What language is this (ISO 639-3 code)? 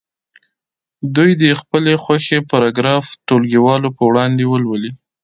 pus